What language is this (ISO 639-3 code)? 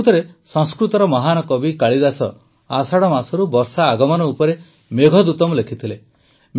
ori